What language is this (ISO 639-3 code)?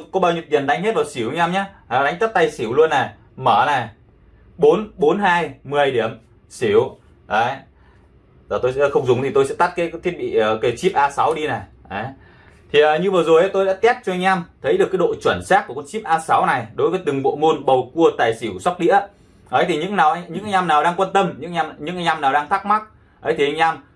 vie